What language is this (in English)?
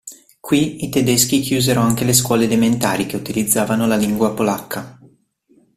Italian